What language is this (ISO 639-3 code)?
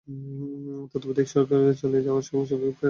ben